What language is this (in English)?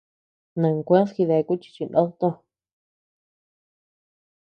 Tepeuxila Cuicatec